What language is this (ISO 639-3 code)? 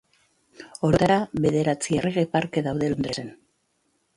eus